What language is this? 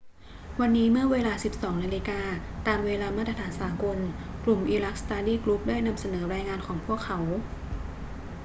Thai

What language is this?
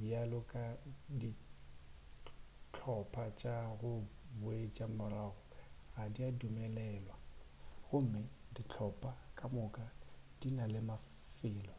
Northern Sotho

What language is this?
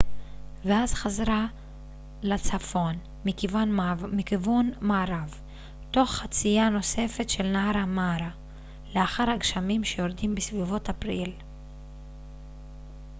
Hebrew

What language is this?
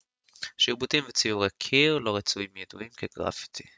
Hebrew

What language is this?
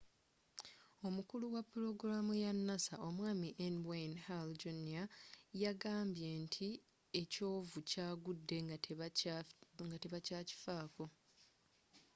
Ganda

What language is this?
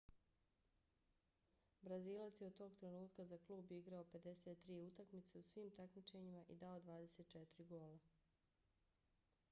Bosnian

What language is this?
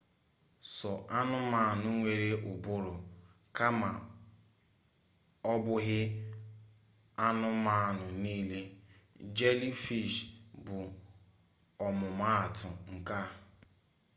Igbo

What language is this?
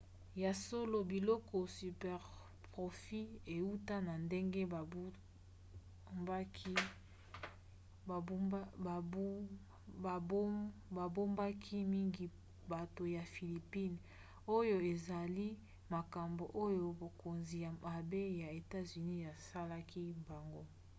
Lingala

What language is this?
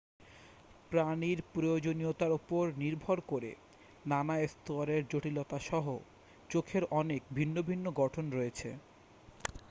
Bangla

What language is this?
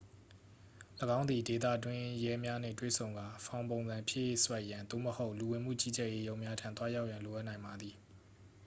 Burmese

